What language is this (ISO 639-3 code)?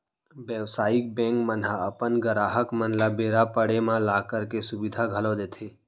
hne